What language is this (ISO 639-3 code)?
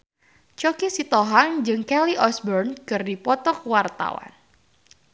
sun